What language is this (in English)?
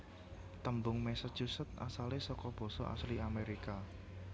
Javanese